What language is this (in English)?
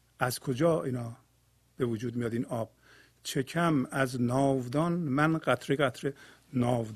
Persian